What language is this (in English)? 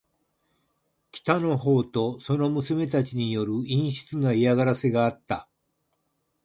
Japanese